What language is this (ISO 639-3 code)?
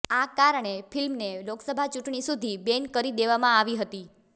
guj